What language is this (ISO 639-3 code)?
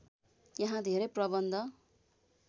nep